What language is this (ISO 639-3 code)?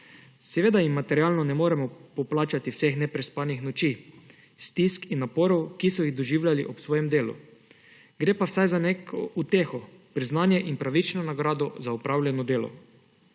slv